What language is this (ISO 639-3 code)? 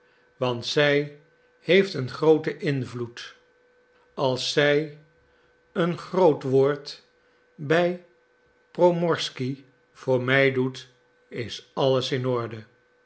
nld